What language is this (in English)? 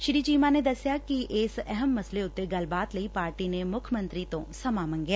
Punjabi